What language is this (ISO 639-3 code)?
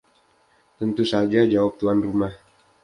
ind